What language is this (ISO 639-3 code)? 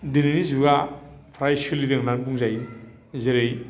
brx